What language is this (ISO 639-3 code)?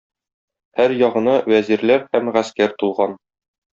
tat